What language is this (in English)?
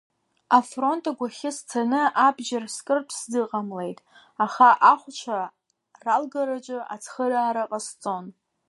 Abkhazian